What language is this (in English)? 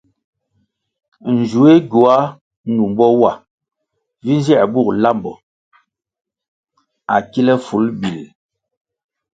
Kwasio